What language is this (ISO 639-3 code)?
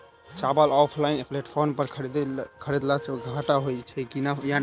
mai